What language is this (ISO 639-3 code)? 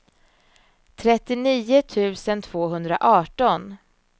swe